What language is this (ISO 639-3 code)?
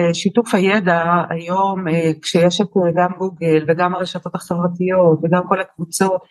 heb